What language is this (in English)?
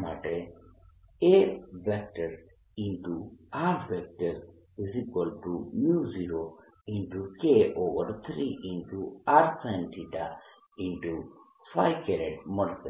Gujarati